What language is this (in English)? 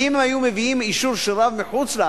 Hebrew